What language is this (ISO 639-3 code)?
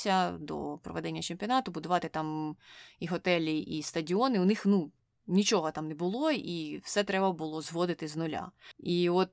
ukr